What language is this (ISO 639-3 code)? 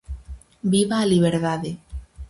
glg